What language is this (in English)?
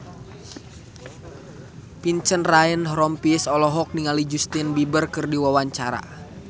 Sundanese